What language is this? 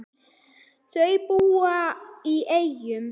Icelandic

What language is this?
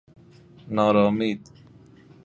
Persian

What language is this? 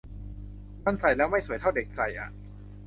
Thai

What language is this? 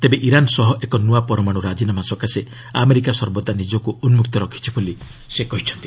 Odia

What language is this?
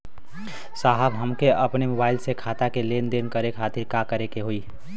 Bhojpuri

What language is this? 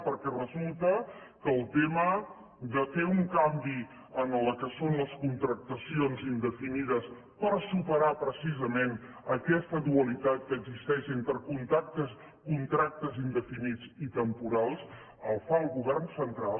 Catalan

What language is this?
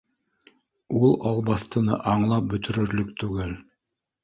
Bashkir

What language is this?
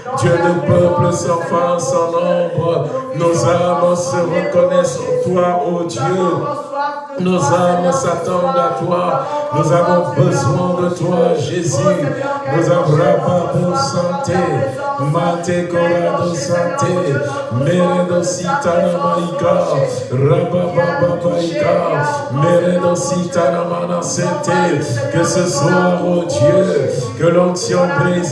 French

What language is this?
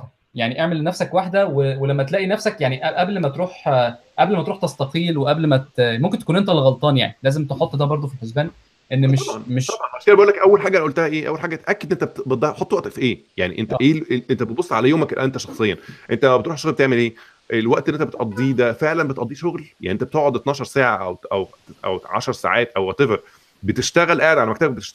Arabic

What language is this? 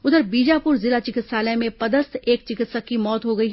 Hindi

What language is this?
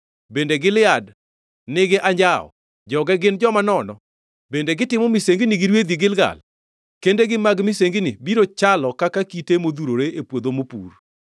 Luo (Kenya and Tanzania)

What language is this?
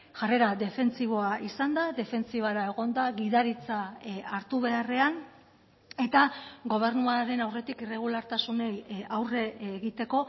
Basque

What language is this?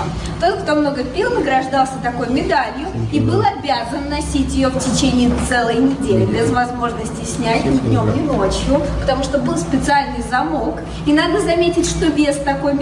Russian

